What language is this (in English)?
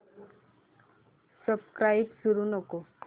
Marathi